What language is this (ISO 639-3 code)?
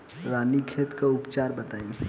bho